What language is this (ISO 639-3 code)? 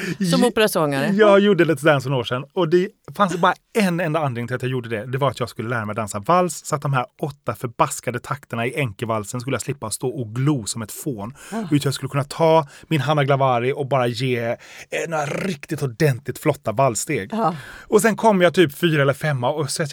swe